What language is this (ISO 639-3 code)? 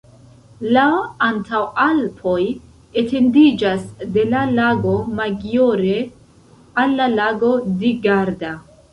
epo